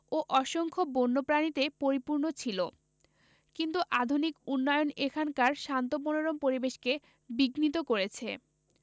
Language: Bangla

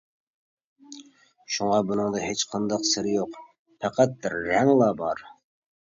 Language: Uyghur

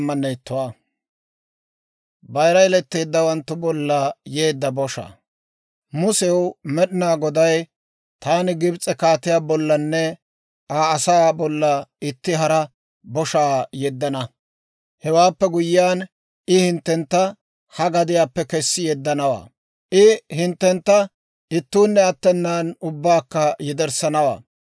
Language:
Dawro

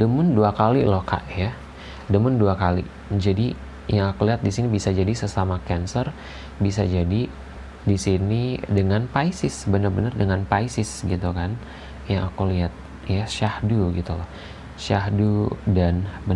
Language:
Indonesian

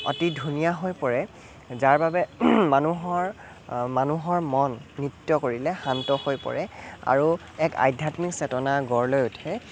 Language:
Assamese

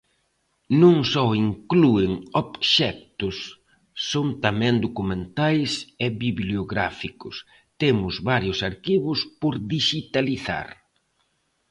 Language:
Galician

